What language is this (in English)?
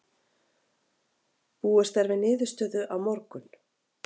Icelandic